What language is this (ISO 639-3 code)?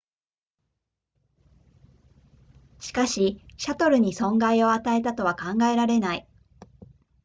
jpn